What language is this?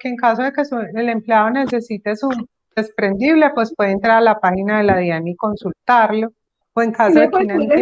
Spanish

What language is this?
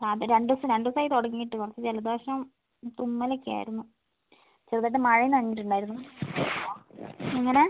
Malayalam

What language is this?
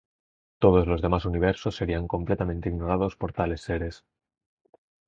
Spanish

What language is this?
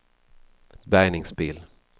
Swedish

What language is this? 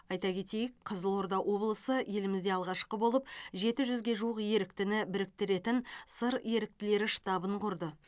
Kazakh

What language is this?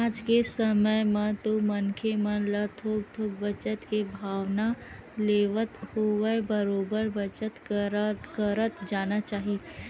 Chhattisgarhi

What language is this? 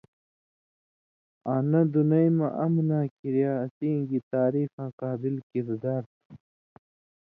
Indus Kohistani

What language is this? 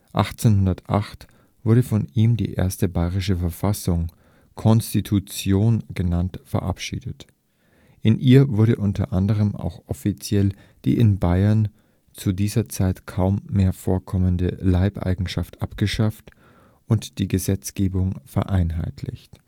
German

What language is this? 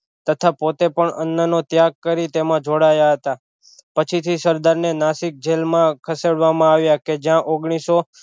Gujarati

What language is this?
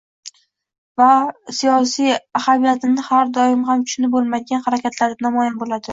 Uzbek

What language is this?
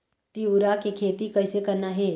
Chhattisgarhi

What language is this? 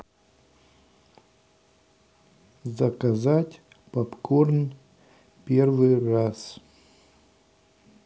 Russian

